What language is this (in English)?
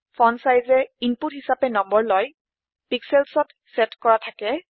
Assamese